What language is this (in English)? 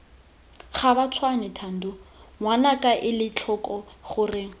Tswana